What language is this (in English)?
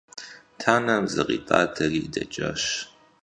Kabardian